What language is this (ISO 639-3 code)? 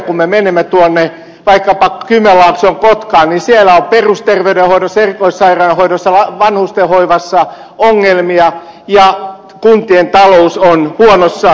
fin